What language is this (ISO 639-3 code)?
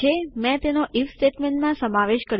guj